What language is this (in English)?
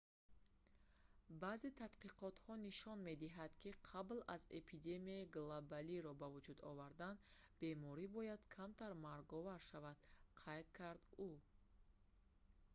Tajik